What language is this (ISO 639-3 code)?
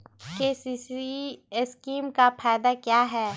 mag